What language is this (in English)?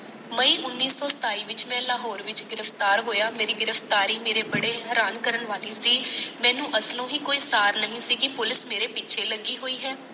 Punjabi